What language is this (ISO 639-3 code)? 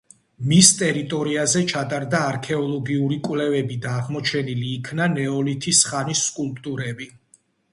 kat